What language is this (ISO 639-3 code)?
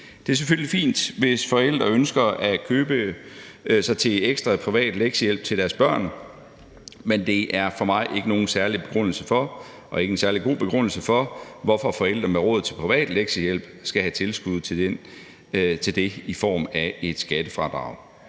dan